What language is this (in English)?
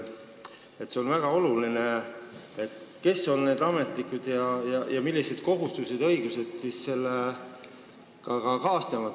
Estonian